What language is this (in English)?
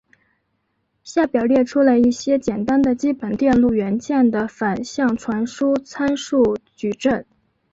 Chinese